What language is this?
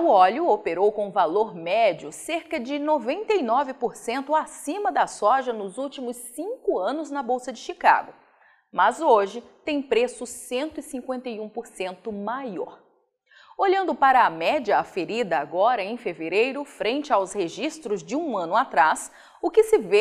Portuguese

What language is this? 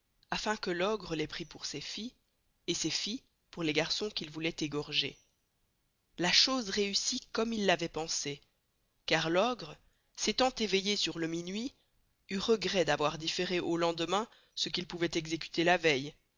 French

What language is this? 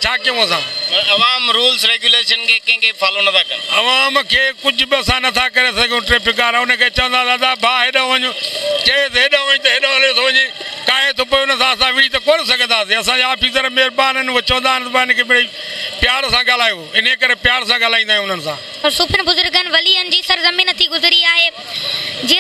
Hindi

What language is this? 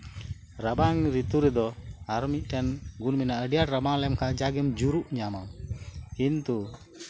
Santali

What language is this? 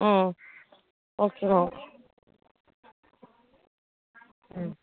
Tamil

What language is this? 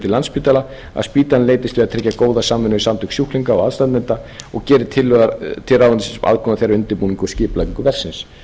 Icelandic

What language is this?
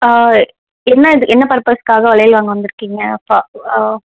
Tamil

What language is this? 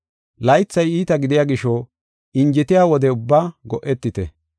Gofa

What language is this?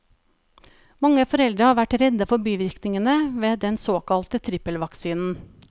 Norwegian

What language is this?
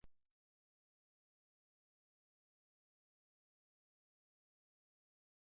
Basque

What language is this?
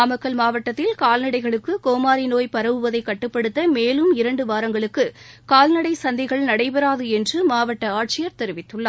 Tamil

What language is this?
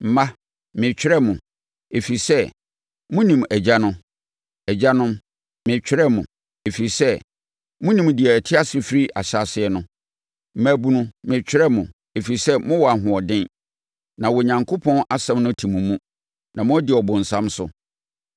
Akan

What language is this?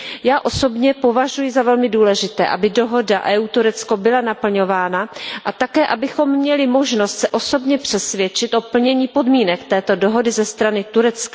Czech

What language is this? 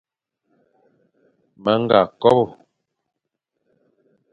Fang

